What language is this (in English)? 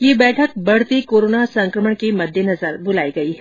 Hindi